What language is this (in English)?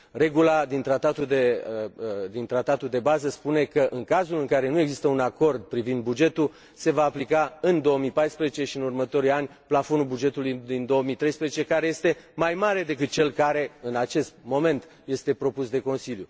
Romanian